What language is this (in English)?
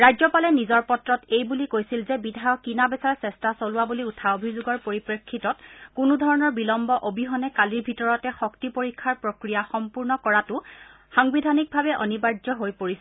Assamese